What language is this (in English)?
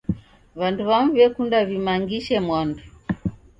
Taita